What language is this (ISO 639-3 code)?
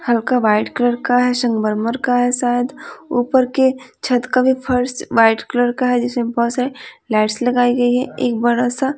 hin